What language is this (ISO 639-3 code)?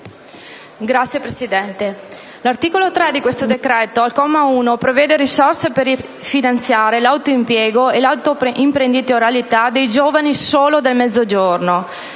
ita